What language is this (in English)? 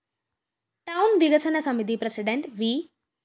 Malayalam